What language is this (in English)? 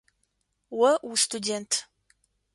Adyghe